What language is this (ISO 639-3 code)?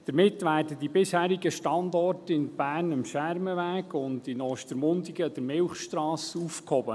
gsw